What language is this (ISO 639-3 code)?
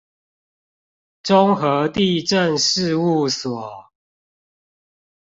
zho